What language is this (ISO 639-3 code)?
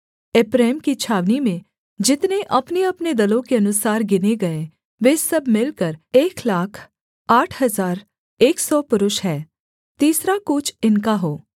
hin